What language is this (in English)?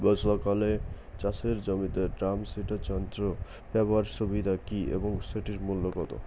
Bangla